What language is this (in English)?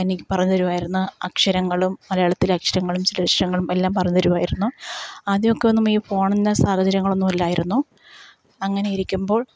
Malayalam